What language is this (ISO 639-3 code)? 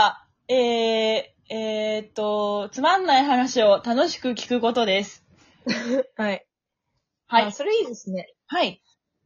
jpn